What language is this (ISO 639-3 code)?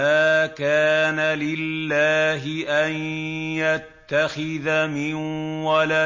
ara